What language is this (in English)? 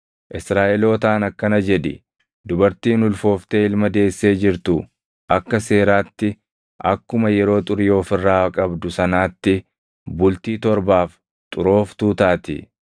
Oromo